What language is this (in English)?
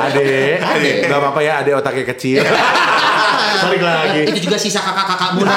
Indonesian